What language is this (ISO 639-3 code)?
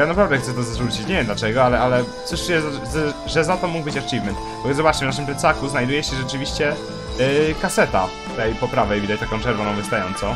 pol